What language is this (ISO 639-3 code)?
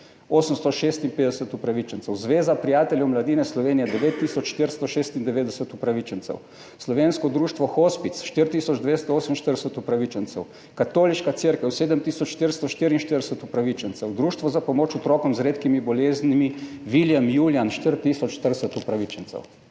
slv